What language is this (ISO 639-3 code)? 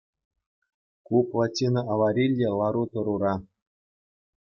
chv